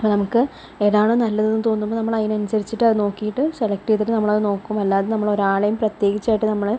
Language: Malayalam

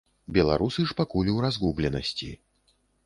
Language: Belarusian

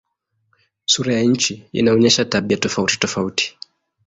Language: Swahili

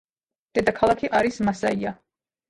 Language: Georgian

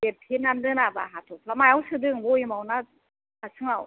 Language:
Bodo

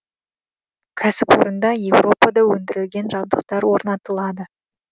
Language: Kazakh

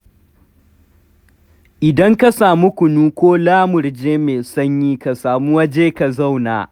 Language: Hausa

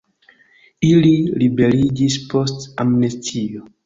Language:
Esperanto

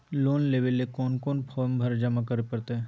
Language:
Magahi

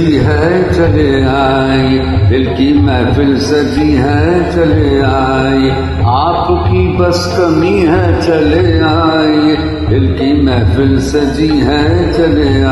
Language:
Hindi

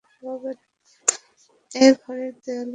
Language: Bangla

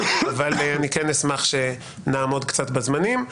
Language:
Hebrew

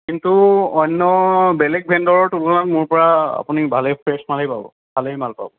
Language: Assamese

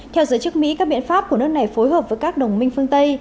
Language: Vietnamese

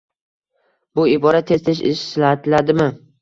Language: Uzbek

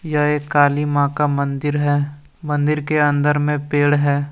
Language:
Hindi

